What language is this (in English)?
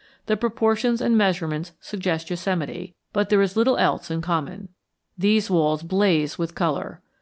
English